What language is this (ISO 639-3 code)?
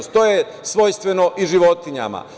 srp